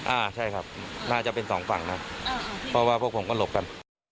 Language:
Thai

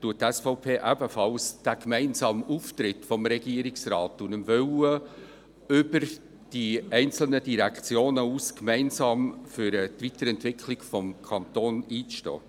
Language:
Swiss German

